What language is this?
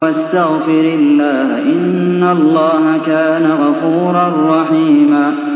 Arabic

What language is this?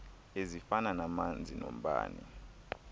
Xhosa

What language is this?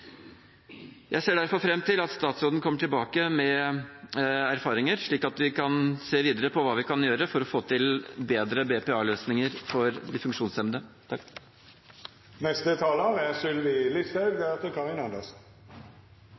Norwegian Bokmål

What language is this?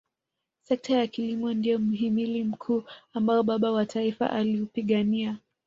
Swahili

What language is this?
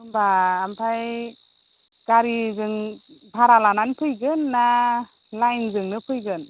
Bodo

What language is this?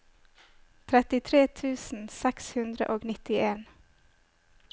Norwegian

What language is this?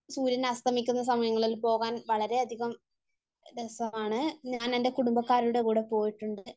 Malayalam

